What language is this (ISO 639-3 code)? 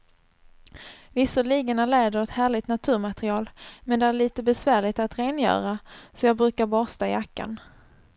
swe